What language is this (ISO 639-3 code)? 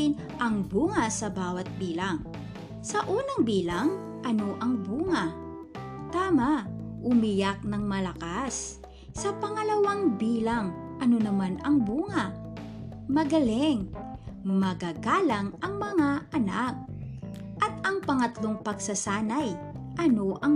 fil